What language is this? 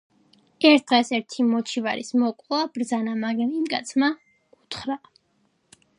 Georgian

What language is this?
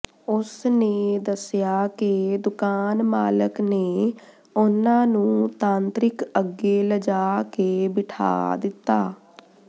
Punjabi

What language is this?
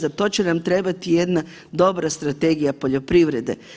Croatian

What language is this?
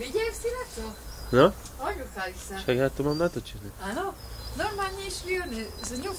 Romanian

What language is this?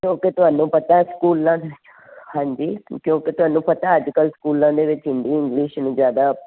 Punjabi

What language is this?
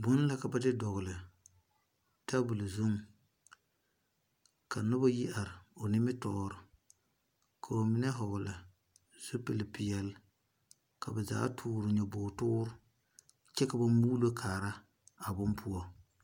Southern Dagaare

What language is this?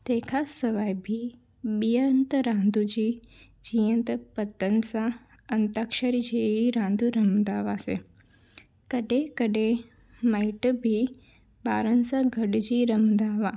Sindhi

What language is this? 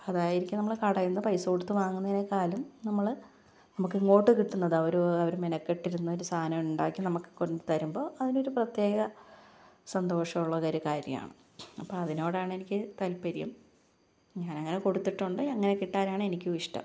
Malayalam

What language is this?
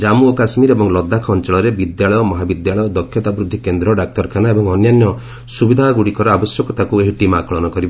Odia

